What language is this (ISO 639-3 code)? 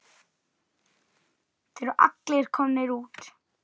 isl